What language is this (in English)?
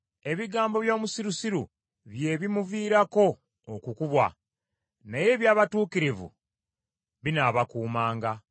Ganda